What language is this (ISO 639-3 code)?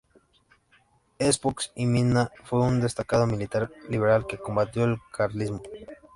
spa